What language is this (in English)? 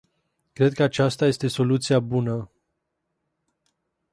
Romanian